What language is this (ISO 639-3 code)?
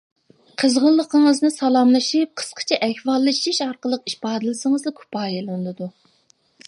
uig